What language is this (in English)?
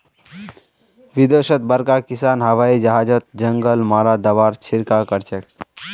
Magahi